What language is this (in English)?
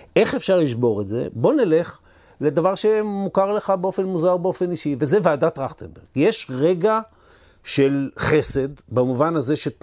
Hebrew